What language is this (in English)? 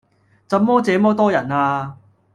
Cantonese